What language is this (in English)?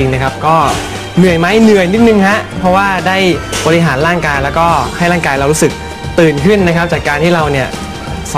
Thai